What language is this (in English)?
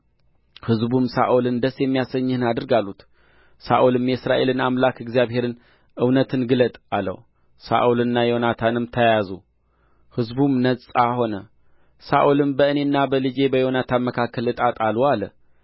Amharic